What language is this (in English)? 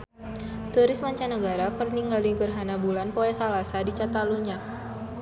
Sundanese